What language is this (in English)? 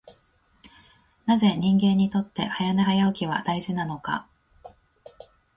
Japanese